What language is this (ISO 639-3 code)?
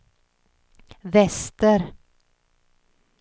swe